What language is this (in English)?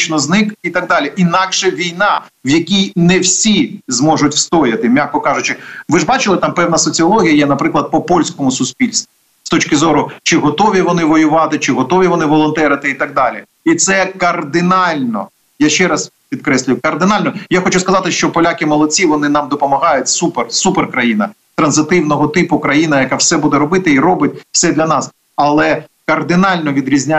Ukrainian